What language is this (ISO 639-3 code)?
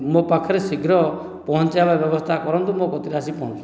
ori